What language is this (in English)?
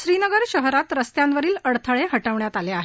Marathi